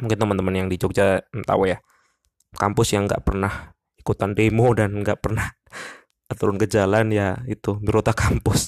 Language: Indonesian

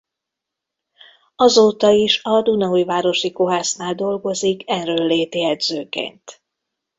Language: Hungarian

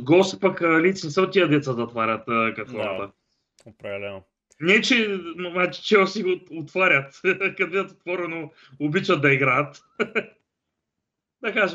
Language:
Bulgarian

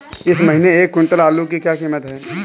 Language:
Hindi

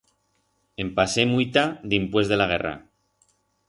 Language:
Aragonese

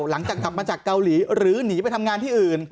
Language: Thai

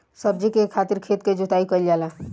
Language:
Bhojpuri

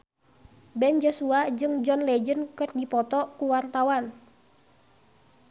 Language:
Sundanese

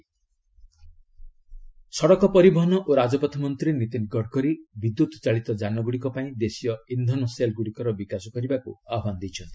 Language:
Odia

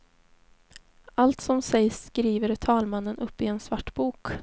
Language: Swedish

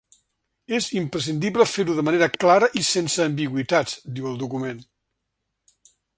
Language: Catalan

